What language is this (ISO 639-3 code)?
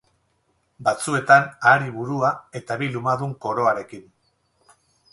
eus